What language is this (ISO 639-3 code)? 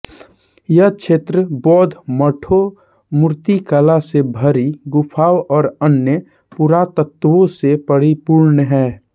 hin